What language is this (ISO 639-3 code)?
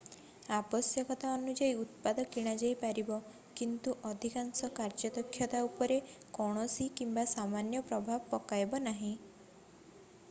ori